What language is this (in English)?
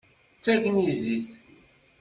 Kabyle